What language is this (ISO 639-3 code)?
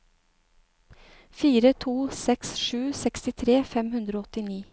nor